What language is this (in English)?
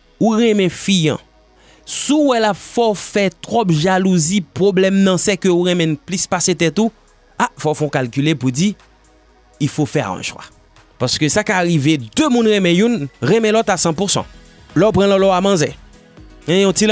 French